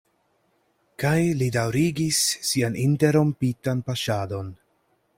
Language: Esperanto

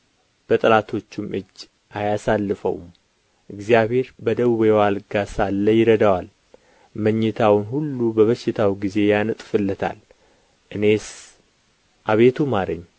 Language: Amharic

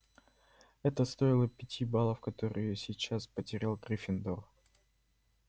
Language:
Russian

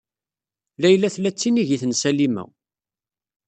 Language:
Kabyle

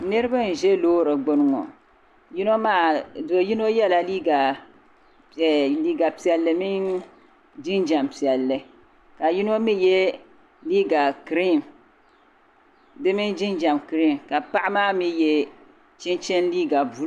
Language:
Dagbani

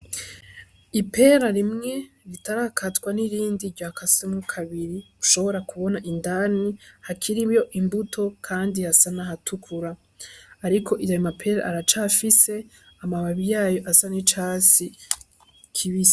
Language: Rundi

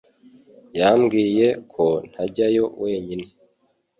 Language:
Kinyarwanda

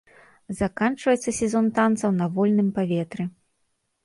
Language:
Belarusian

